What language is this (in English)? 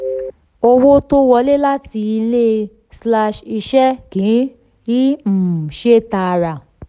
Yoruba